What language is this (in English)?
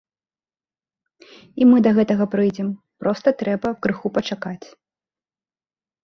Belarusian